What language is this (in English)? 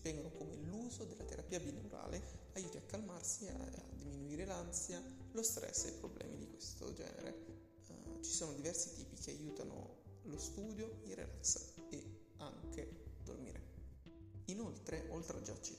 Italian